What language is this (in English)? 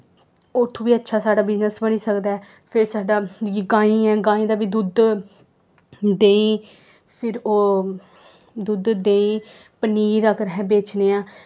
Dogri